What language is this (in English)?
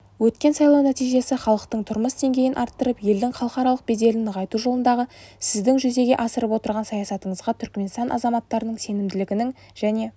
Kazakh